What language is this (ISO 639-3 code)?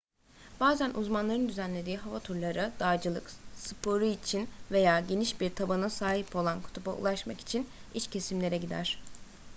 tur